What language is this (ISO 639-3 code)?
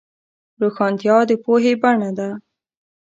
pus